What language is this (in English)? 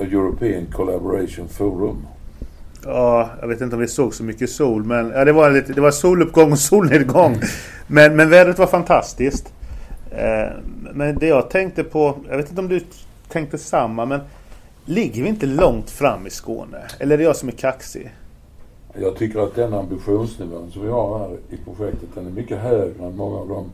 Swedish